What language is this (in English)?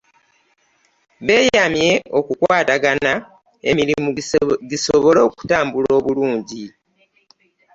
Ganda